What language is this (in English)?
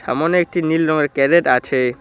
Bangla